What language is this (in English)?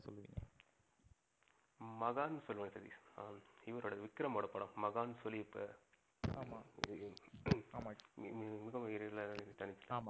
Tamil